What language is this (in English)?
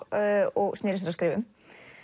Icelandic